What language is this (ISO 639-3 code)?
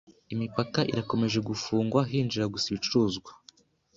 kin